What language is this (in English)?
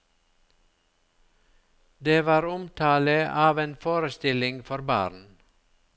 Norwegian